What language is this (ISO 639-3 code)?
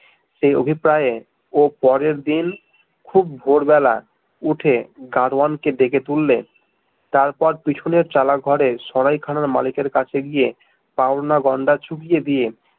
ben